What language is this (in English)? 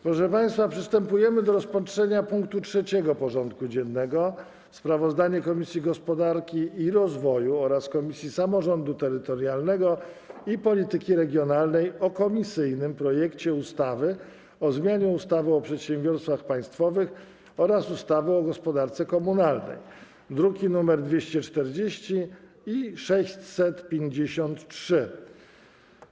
Polish